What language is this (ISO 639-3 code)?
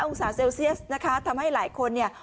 tha